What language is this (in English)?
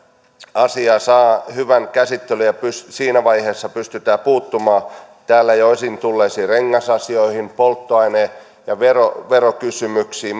Finnish